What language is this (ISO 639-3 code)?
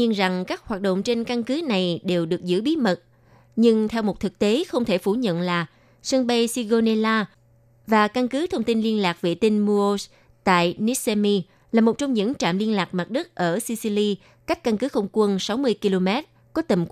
vie